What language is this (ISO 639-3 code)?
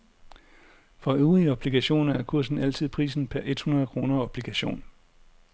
dan